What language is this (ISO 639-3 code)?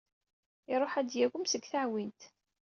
kab